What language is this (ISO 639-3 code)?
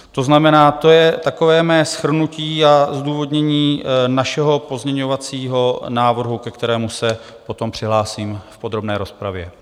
ces